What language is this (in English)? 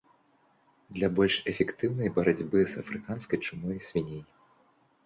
Belarusian